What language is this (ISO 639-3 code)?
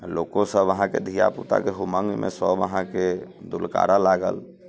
mai